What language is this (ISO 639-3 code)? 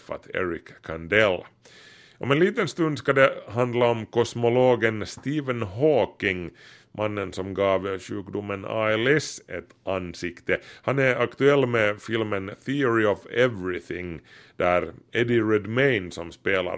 swe